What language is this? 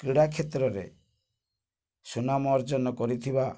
Odia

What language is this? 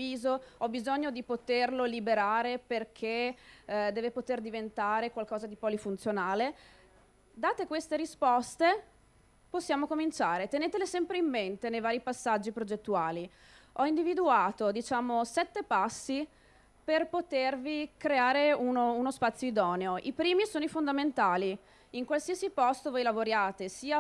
Italian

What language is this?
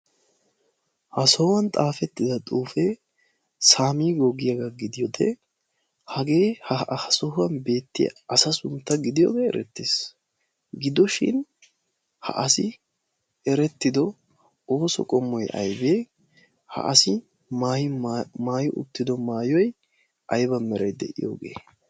Wolaytta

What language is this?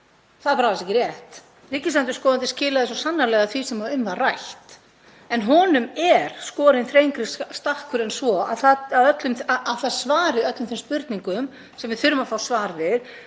Icelandic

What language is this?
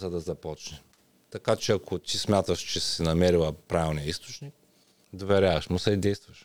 Bulgarian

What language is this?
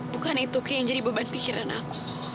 Indonesian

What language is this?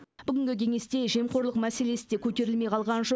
Kazakh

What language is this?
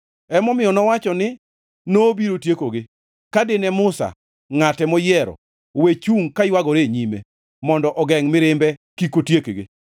Luo (Kenya and Tanzania)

